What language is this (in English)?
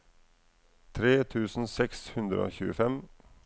Norwegian